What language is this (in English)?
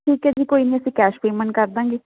Punjabi